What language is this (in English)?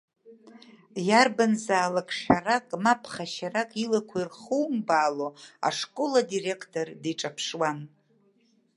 Abkhazian